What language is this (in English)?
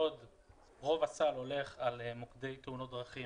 Hebrew